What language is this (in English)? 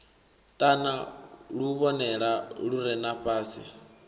Venda